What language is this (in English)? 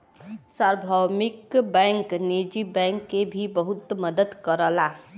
Bhojpuri